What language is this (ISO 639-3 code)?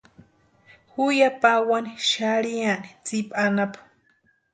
pua